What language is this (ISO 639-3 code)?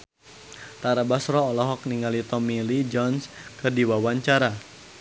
sun